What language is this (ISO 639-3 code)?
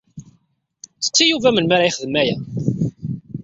kab